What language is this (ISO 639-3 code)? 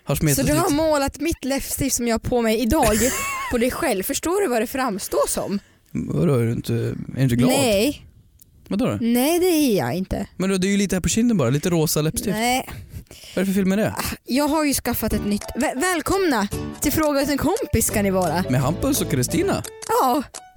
swe